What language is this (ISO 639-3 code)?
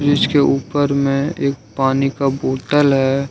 hin